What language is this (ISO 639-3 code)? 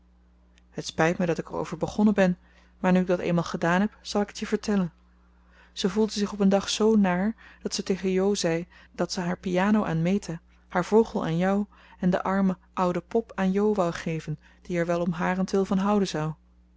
nld